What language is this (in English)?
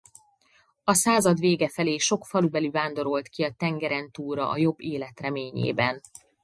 Hungarian